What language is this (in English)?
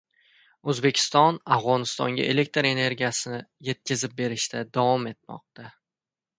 Uzbek